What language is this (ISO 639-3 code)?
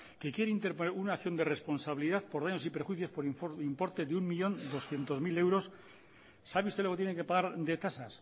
spa